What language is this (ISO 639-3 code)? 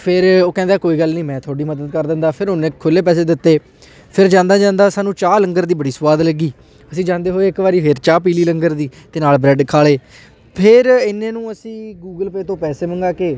pan